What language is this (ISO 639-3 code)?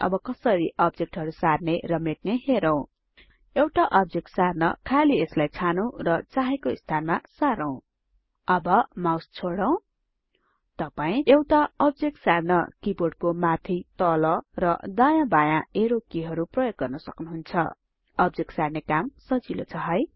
nep